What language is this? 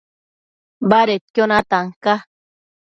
Matsés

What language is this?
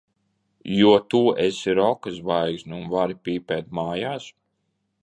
Latvian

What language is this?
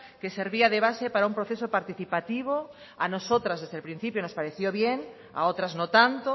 Spanish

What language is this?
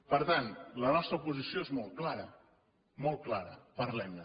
Catalan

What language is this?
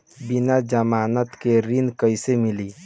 Bhojpuri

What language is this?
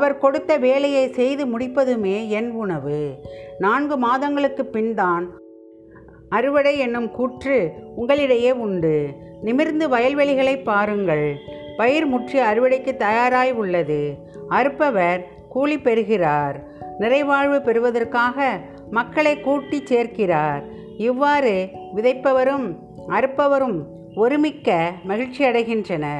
Tamil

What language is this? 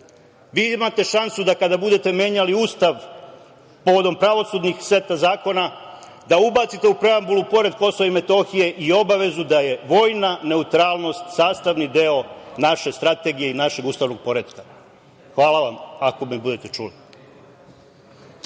Serbian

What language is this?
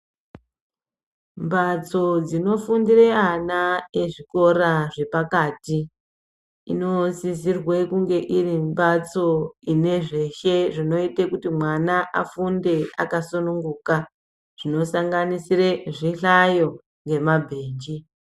Ndau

